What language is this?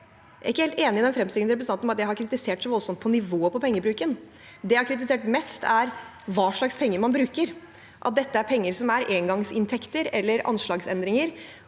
Norwegian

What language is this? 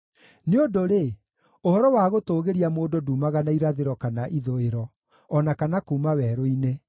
Kikuyu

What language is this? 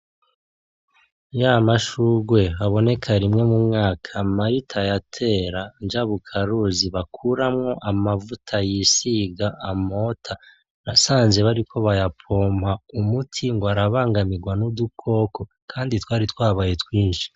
Rundi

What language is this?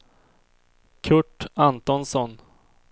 Swedish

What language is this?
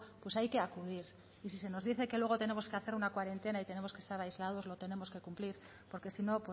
Spanish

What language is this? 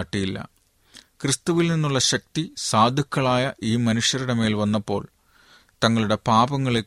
Malayalam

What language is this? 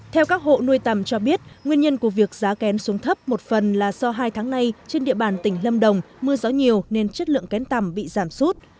Vietnamese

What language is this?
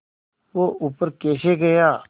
Hindi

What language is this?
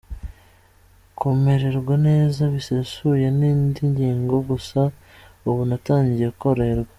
Kinyarwanda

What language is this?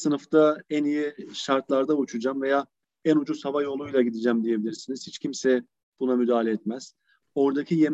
Turkish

